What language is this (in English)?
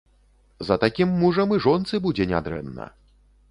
Belarusian